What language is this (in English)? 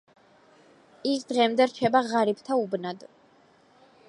Georgian